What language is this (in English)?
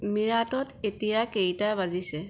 Assamese